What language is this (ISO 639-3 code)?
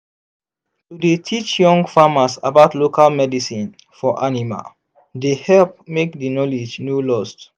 pcm